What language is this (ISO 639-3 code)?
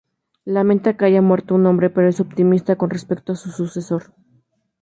spa